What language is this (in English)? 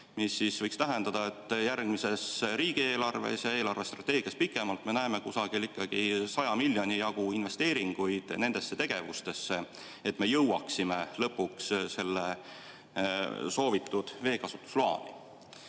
Estonian